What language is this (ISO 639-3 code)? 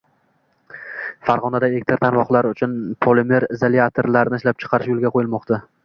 uzb